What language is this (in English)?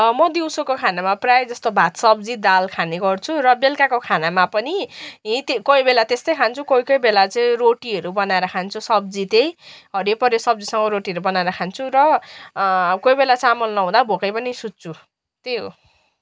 Nepali